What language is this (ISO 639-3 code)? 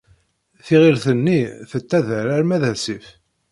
kab